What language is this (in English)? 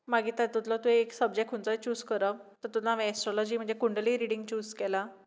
Konkani